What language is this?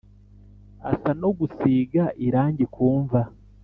Kinyarwanda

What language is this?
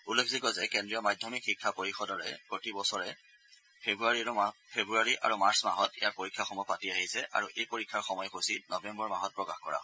Assamese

